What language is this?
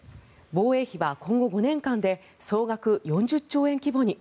Japanese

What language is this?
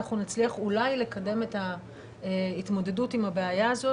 Hebrew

